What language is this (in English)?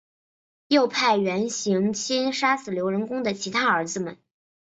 Chinese